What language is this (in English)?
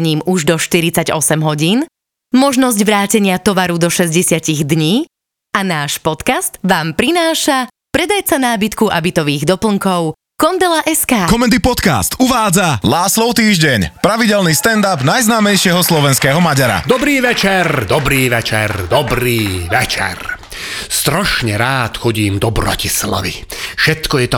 Czech